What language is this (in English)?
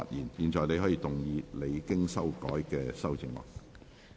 Cantonese